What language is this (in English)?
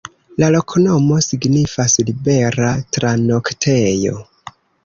Esperanto